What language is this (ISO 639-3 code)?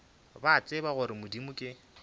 nso